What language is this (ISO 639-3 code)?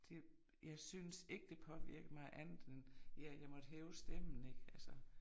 dan